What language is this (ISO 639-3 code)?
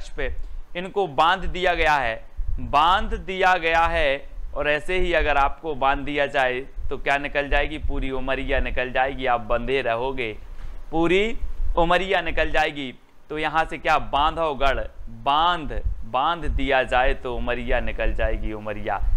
hin